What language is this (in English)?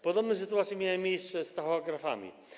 Polish